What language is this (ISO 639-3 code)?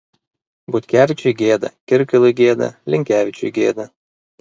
lit